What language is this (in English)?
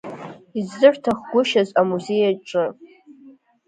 Abkhazian